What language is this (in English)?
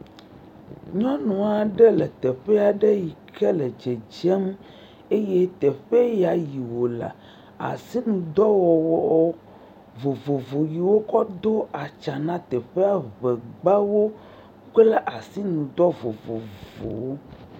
Ewe